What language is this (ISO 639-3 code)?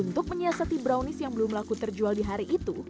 ind